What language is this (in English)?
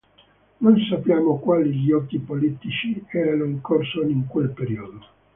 Italian